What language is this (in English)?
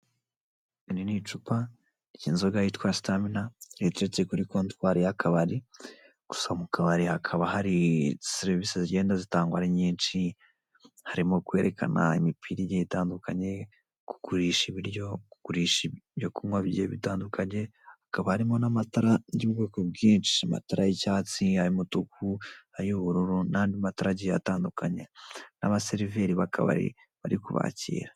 Kinyarwanda